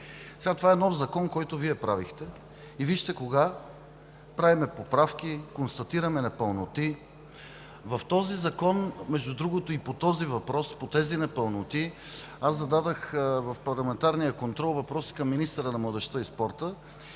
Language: Bulgarian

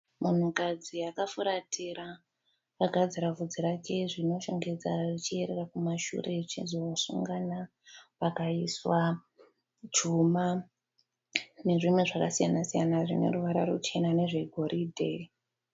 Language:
Shona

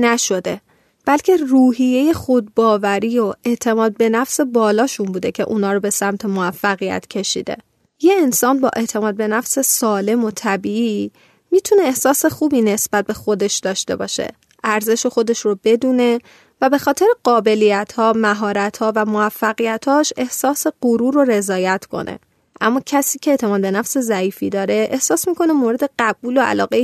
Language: Persian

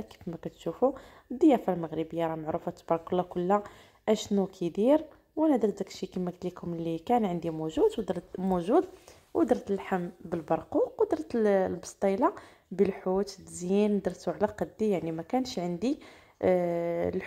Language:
Arabic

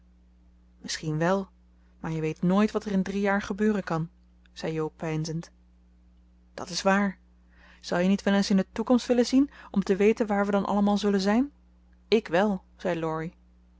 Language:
Dutch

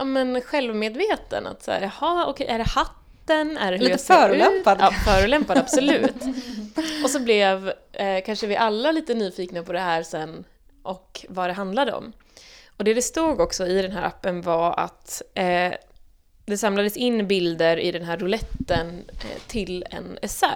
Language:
Swedish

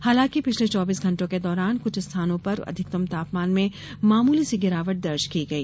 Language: Hindi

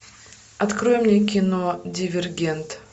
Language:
Russian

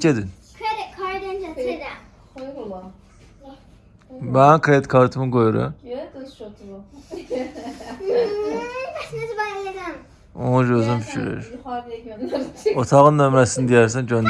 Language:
Turkish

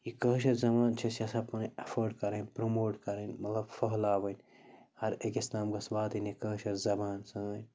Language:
Kashmiri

